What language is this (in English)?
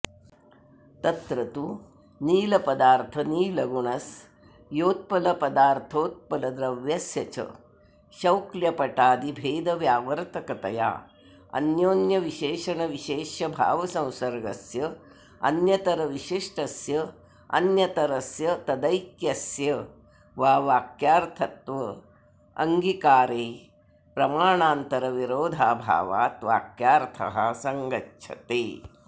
Sanskrit